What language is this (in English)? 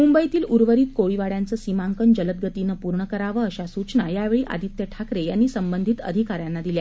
Marathi